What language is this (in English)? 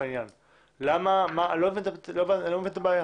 Hebrew